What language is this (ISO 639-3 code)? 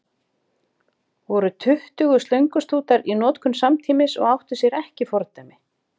isl